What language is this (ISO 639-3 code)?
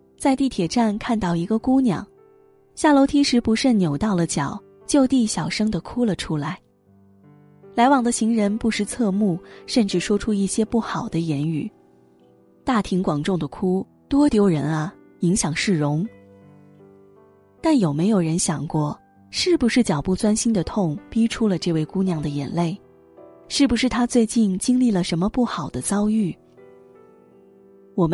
zho